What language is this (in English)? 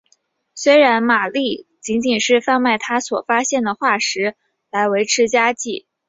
Chinese